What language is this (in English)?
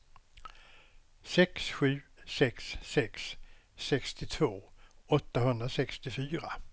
Swedish